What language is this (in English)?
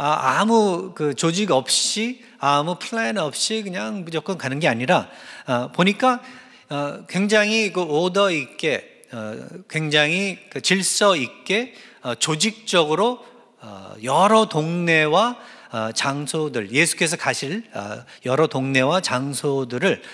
Korean